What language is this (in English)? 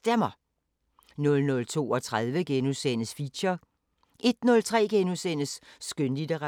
Danish